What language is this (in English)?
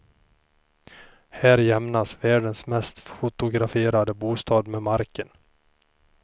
Swedish